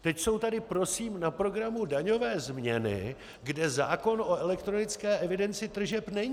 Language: Czech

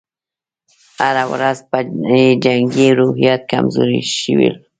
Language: Pashto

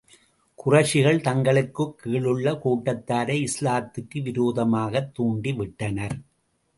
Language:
Tamil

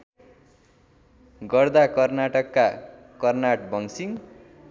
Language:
Nepali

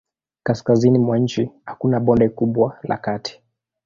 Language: Swahili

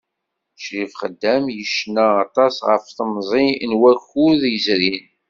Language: Kabyle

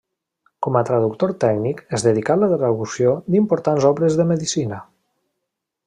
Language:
Catalan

